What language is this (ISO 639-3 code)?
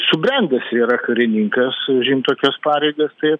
lit